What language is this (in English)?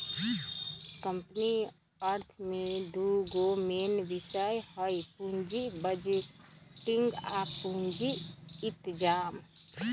Magahi